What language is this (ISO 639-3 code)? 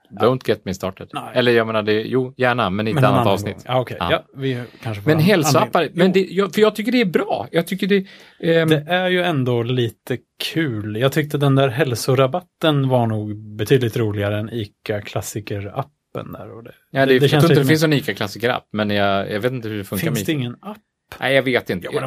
swe